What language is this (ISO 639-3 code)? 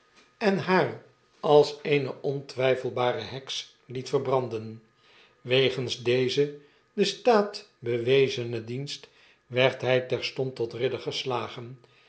nld